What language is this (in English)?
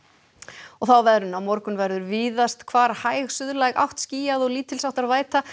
Icelandic